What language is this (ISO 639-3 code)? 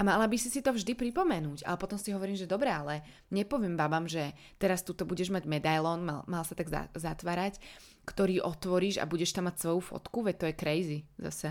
slk